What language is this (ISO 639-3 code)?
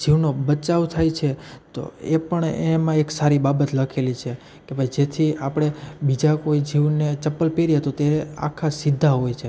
guj